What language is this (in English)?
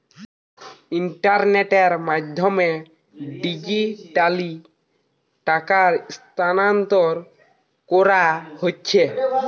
Bangla